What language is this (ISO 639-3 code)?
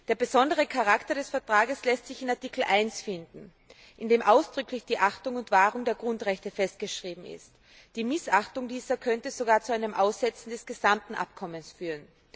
deu